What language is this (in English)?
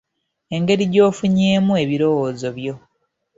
Ganda